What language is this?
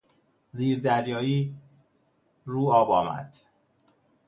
Persian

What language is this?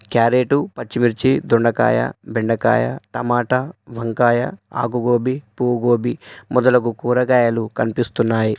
Telugu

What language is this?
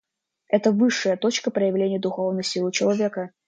Russian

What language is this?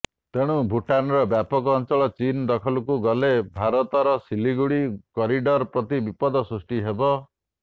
Odia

